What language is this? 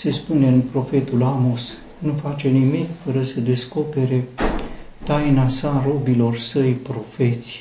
Romanian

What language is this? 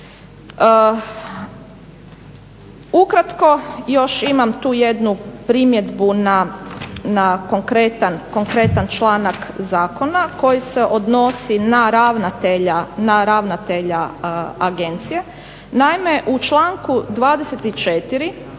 Croatian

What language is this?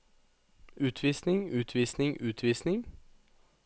Norwegian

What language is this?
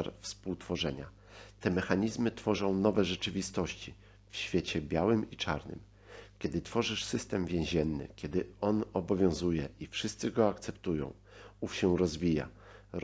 Polish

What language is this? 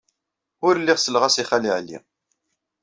Kabyle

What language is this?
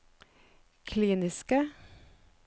Norwegian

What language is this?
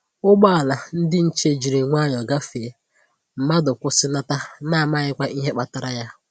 Igbo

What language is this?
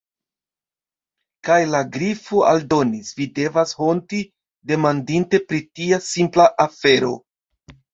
Esperanto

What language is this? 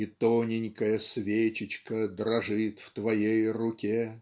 Russian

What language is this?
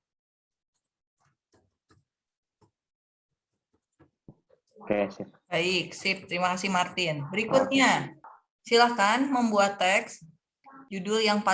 Indonesian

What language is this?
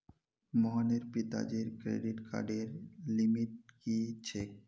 Magahi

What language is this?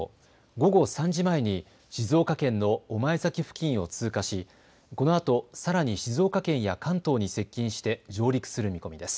Japanese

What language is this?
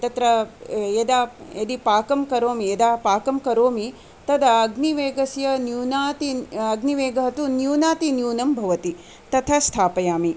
Sanskrit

